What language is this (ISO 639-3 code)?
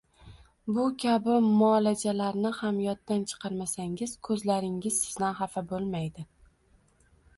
uzb